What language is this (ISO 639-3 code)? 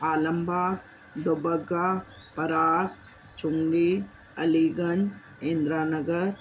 snd